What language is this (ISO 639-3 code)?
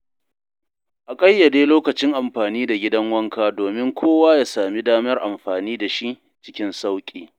hau